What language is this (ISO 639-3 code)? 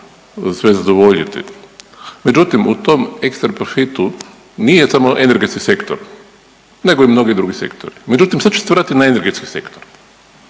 hrv